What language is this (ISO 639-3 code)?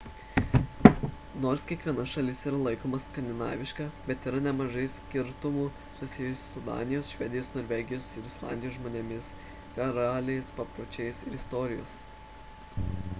lit